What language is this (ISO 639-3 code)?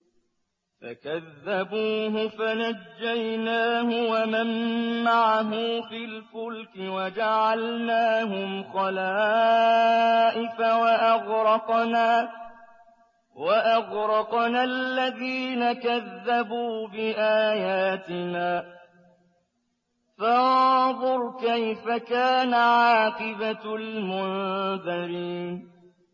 ara